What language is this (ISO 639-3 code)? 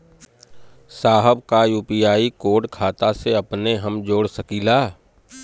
bho